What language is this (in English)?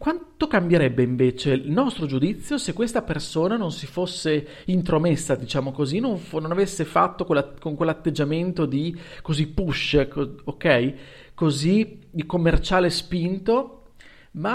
Italian